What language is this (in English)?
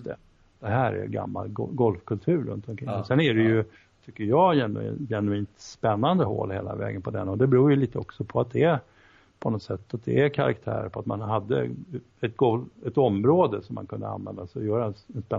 Swedish